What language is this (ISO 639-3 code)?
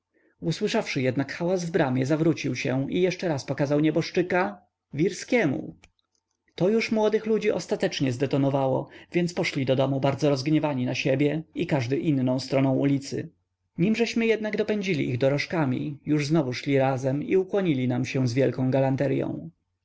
pol